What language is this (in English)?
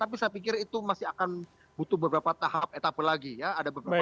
Indonesian